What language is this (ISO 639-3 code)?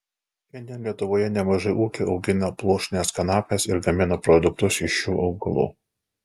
lit